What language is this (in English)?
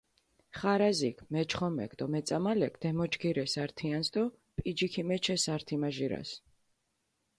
Mingrelian